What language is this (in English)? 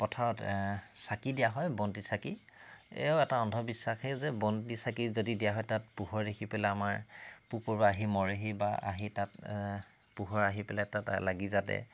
Assamese